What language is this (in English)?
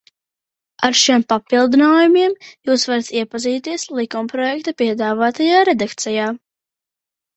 Latvian